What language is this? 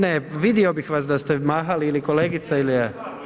Croatian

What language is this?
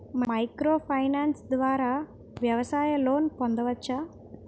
Telugu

